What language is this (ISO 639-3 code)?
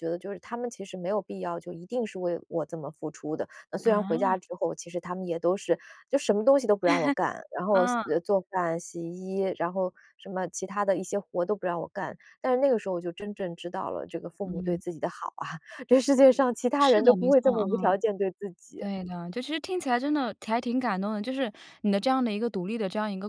zho